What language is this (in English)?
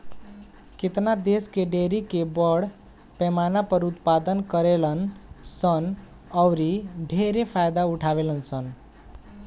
Bhojpuri